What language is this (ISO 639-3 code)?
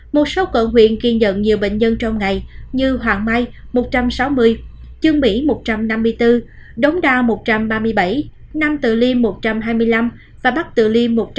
vie